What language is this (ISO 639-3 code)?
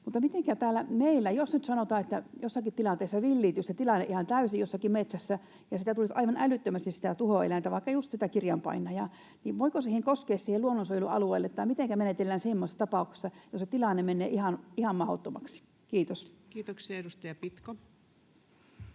fin